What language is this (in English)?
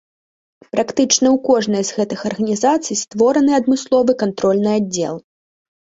Belarusian